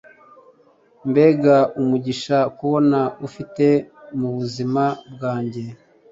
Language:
Kinyarwanda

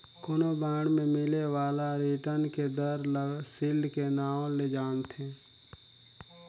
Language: Chhattisgarhi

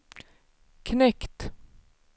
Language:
Swedish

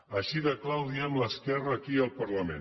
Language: Catalan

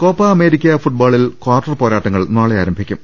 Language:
Malayalam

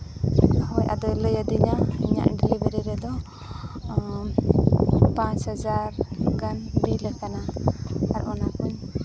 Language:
Santali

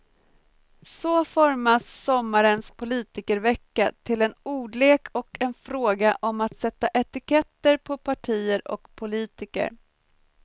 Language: Swedish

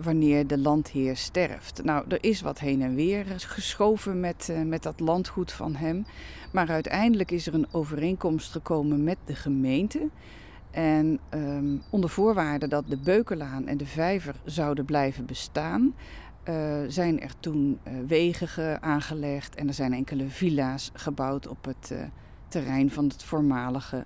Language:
Dutch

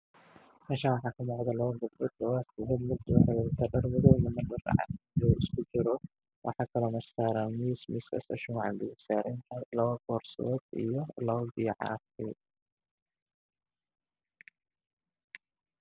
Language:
Somali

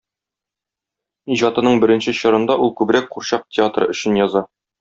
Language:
Tatar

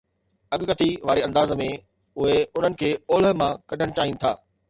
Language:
Sindhi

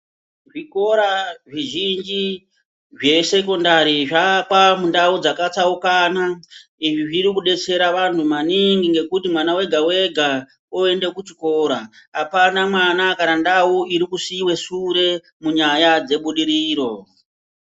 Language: Ndau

